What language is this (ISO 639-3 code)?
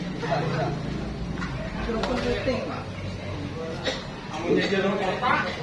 ind